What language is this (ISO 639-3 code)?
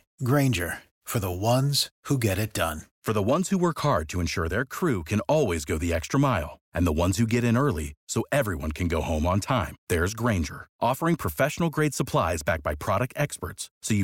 ron